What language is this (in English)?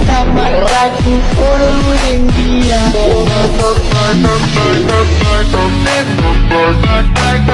Indonesian